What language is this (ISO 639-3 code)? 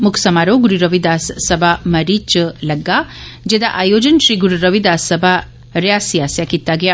doi